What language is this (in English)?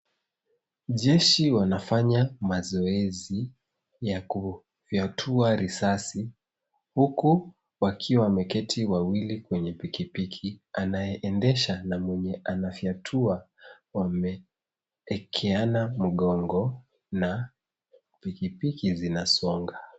Swahili